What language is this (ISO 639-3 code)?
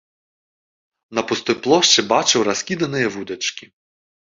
bel